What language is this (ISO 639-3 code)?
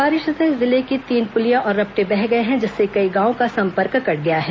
hin